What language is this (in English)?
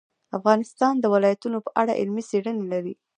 Pashto